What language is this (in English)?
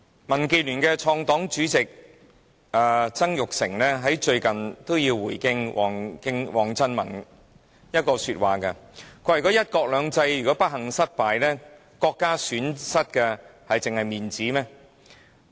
Cantonese